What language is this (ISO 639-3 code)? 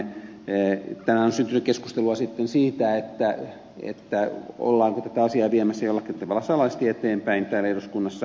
fin